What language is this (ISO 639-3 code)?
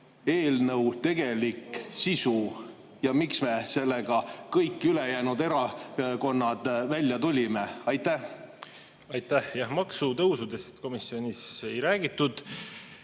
est